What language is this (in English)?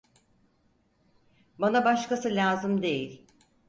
Turkish